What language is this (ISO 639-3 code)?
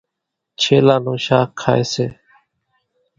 gjk